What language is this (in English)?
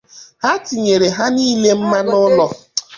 Igbo